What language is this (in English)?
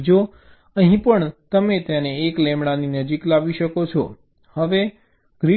Gujarati